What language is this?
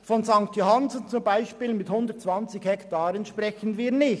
Swiss German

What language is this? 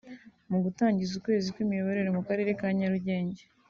Kinyarwanda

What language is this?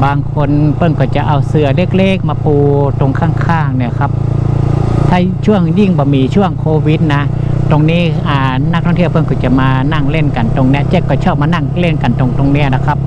Thai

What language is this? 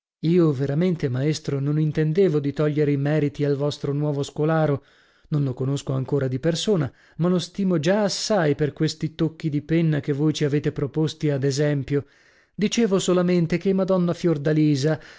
Italian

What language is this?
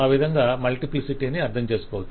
Telugu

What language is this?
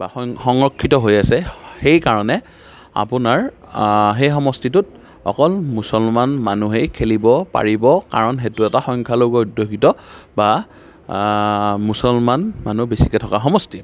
Assamese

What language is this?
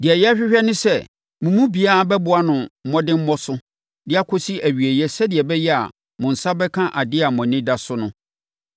Akan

